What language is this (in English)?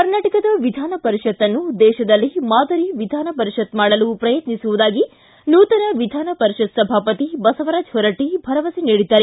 Kannada